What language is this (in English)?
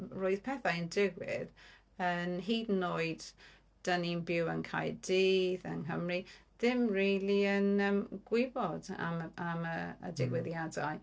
Welsh